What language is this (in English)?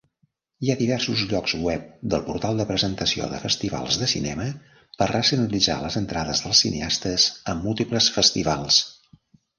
Catalan